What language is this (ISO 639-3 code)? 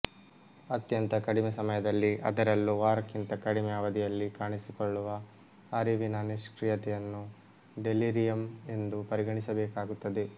kan